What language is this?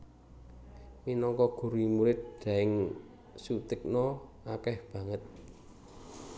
Javanese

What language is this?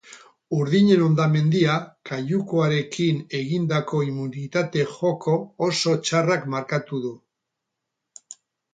Basque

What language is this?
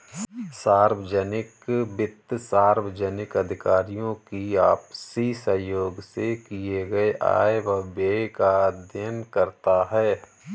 Hindi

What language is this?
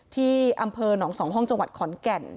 Thai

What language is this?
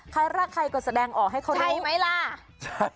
Thai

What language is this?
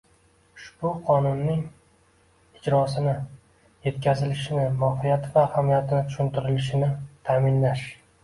Uzbek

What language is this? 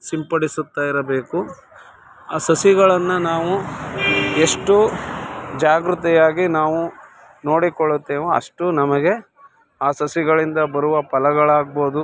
Kannada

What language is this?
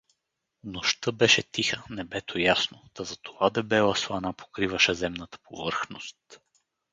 Bulgarian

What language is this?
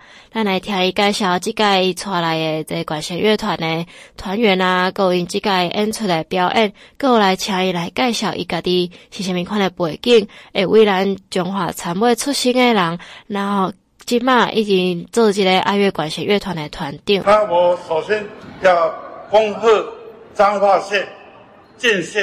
Chinese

